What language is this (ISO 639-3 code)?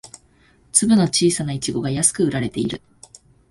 jpn